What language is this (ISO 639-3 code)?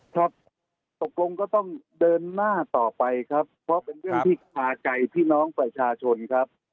tha